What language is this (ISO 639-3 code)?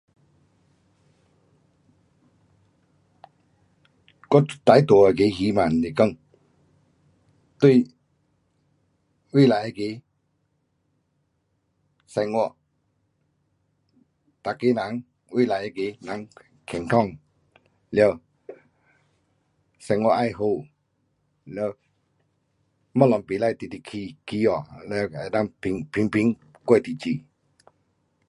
cpx